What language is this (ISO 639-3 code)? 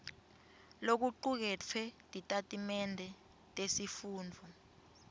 ssw